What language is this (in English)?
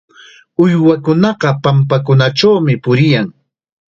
Chiquián Ancash Quechua